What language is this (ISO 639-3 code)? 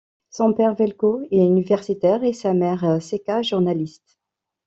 fra